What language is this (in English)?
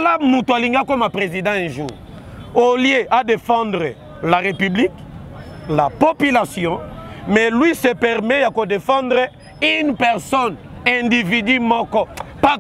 French